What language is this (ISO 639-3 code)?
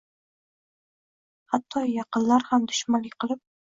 uzb